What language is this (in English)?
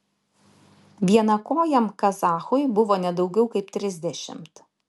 Lithuanian